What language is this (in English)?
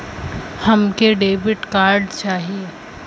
Bhojpuri